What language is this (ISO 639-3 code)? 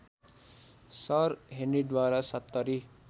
nep